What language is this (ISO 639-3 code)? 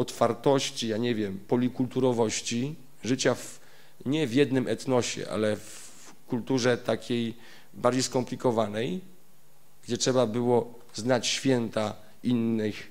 pol